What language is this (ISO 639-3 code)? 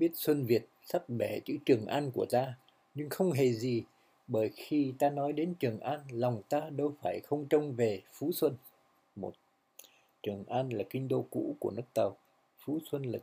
vie